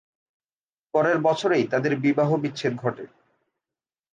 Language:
Bangla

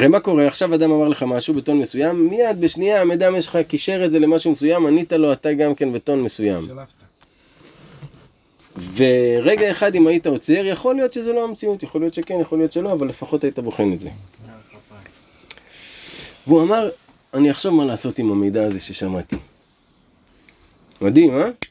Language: Hebrew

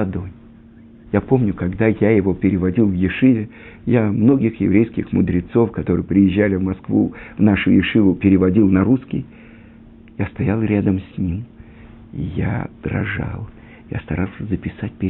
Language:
Russian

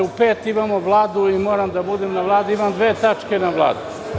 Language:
Serbian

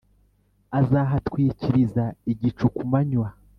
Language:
Kinyarwanda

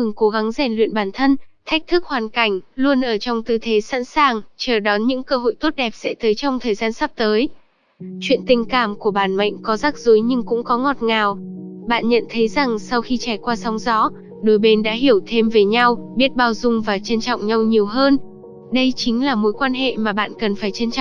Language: Vietnamese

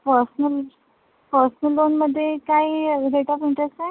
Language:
Marathi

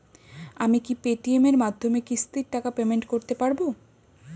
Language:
Bangla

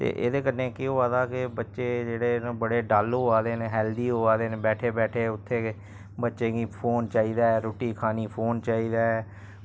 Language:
Dogri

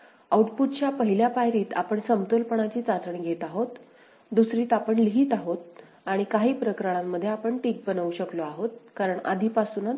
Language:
Marathi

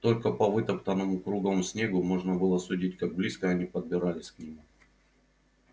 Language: Russian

